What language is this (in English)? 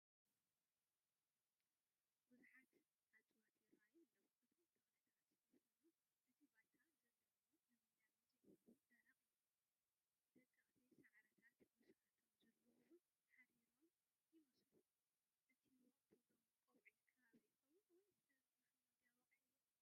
Tigrinya